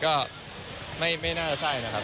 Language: Thai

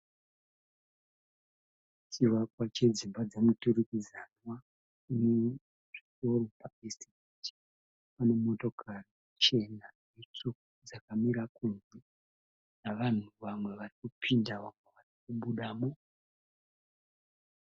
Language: Shona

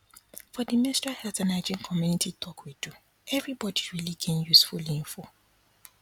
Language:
Nigerian Pidgin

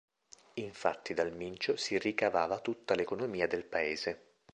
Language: Italian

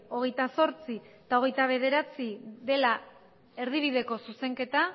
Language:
Basque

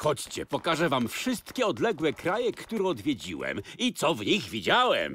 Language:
Polish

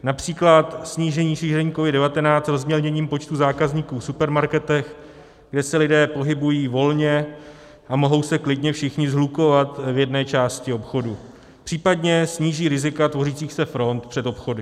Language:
Czech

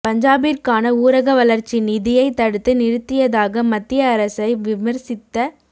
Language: Tamil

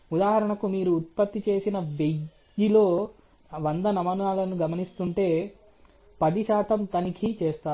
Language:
Telugu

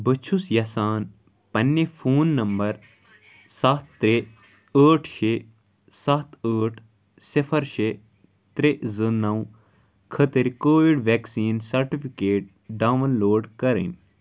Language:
Kashmiri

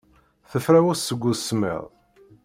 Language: Kabyle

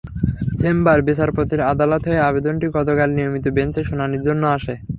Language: Bangla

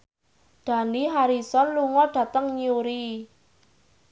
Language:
Javanese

